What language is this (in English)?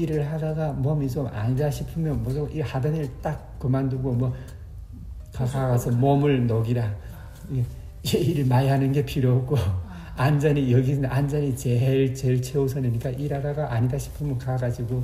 Korean